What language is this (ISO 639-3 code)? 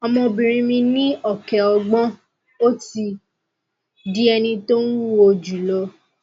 yor